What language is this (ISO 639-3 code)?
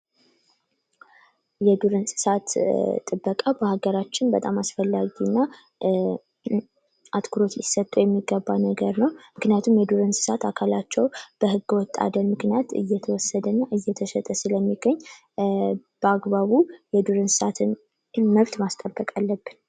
amh